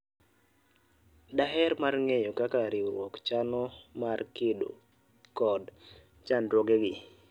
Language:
Luo (Kenya and Tanzania)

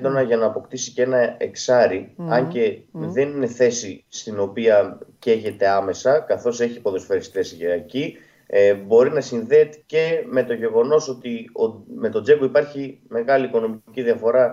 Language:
Greek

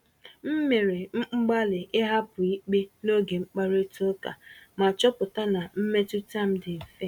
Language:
Igbo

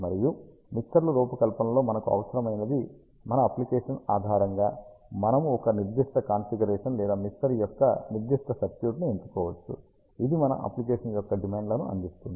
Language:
Telugu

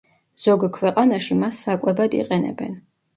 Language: Georgian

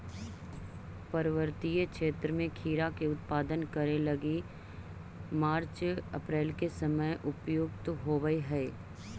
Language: Magahi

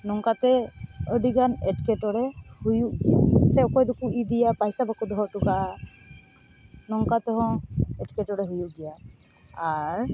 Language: Santali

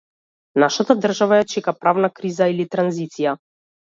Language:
Macedonian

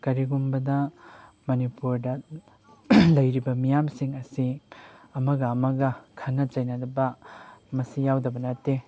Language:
Manipuri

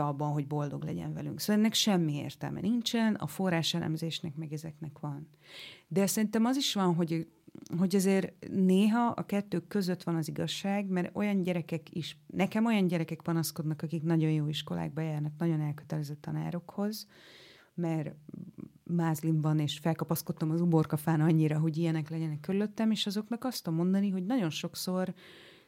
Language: Hungarian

